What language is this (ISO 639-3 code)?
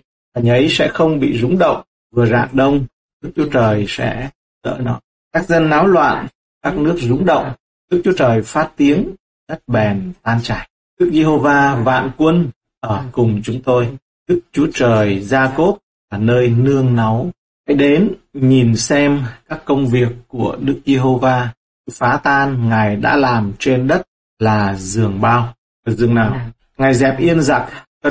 vie